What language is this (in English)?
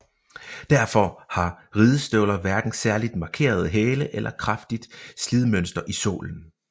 Danish